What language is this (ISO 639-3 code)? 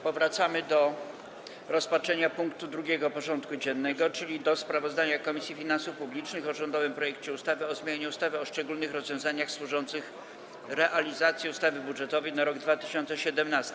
pol